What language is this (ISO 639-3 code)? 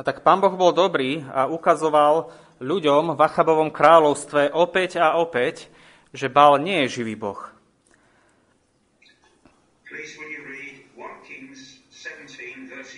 slk